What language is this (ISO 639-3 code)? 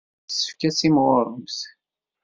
kab